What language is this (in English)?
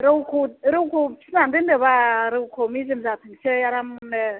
Bodo